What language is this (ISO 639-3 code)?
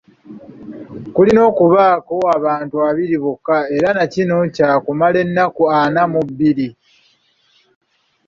lug